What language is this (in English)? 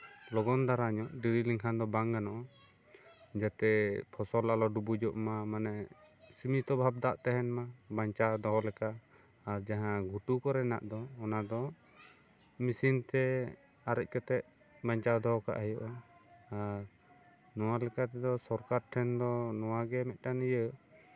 Santali